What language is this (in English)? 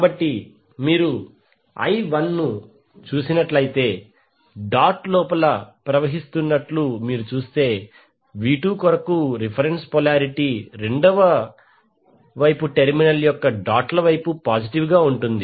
Telugu